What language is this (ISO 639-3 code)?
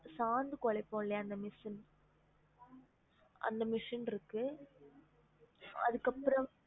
tam